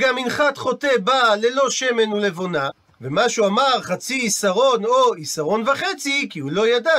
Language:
Hebrew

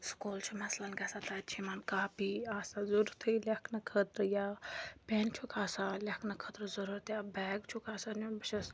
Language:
Kashmiri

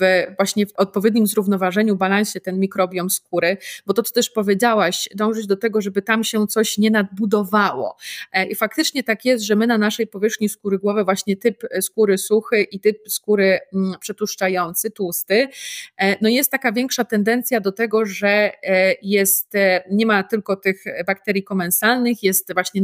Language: Polish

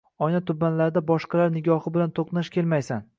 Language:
Uzbek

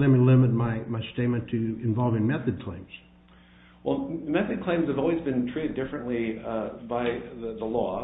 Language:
English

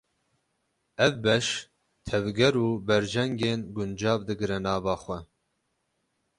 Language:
Kurdish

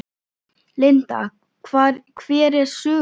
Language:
Icelandic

